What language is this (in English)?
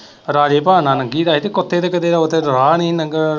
Punjabi